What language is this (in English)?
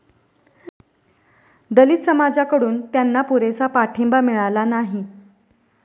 Marathi